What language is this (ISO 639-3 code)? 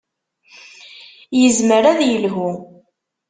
kab